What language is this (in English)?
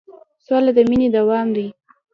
Pashto